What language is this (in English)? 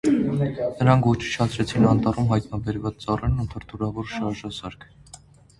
Armenian